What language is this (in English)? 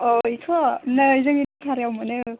Bodo